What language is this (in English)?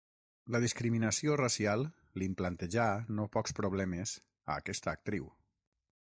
Catalan